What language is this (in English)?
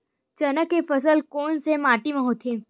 Chhattisgarhi